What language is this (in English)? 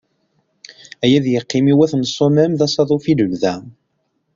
Kabyle